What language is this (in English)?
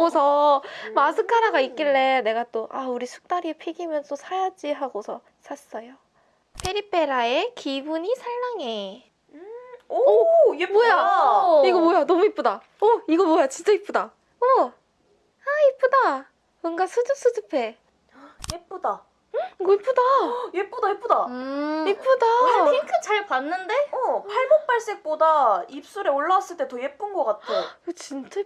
Korean